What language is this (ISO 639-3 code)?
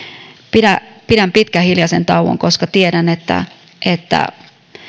fin